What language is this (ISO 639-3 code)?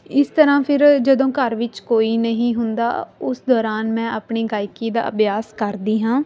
pan